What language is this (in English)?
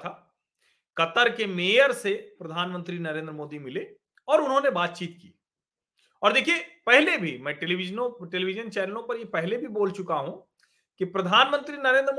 Hindi